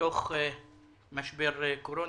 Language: Hebrew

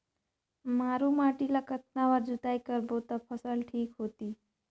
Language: Chhattisgarhi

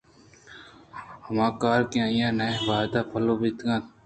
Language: Eastern Balochi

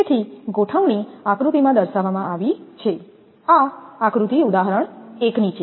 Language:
Gujarati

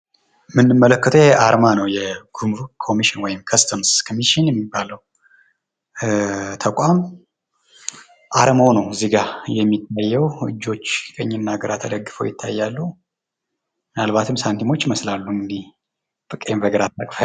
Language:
Amharic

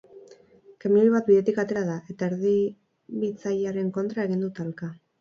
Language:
Basque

